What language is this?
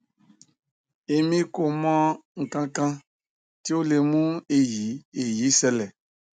Yoruba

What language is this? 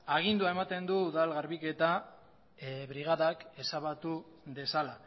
Basque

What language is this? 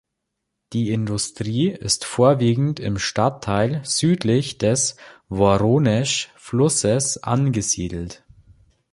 German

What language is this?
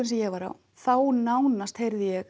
Icelandic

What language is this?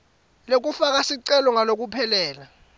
Swati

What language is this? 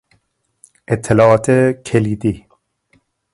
Persian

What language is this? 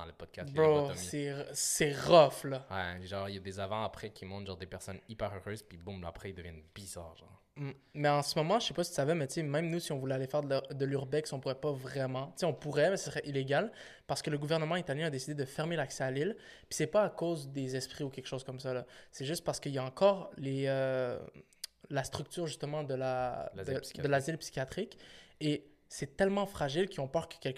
French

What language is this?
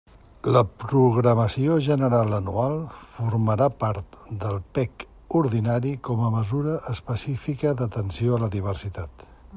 Catalan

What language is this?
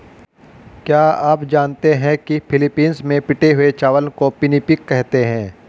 Hindi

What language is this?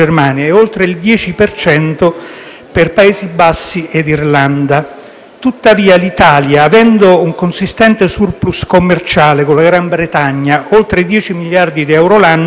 Italian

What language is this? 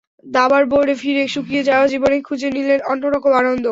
Bangla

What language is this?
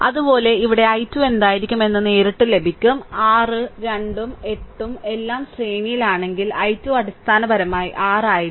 Malayalam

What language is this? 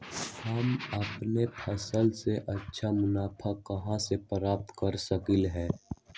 Magahi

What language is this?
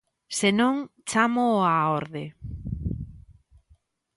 Galician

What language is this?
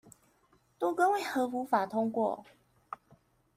Chinese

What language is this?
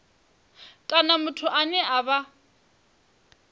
Venda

